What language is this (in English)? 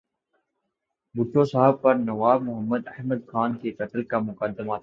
Urdu